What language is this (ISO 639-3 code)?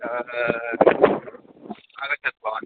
san